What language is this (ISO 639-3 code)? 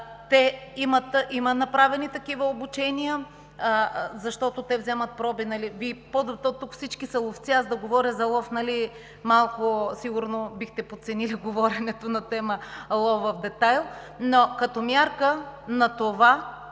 bul